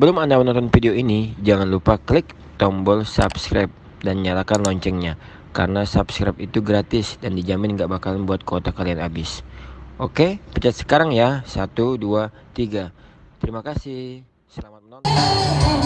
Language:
Indonesian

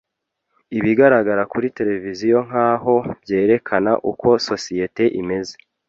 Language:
Kinyarwanda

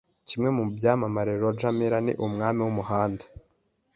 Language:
Kinyarwanda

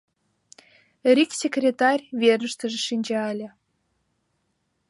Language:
Mari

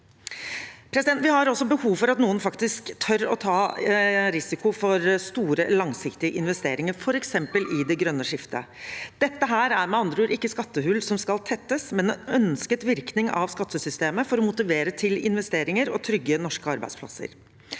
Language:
Norwegian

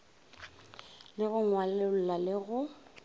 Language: Northern Sotho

